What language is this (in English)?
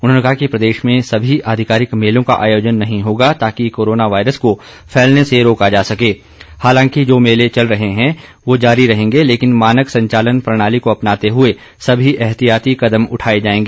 Hindi